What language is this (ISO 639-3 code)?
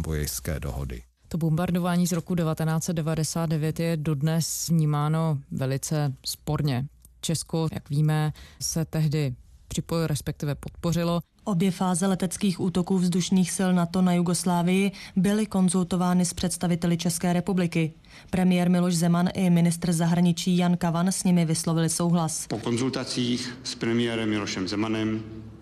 ces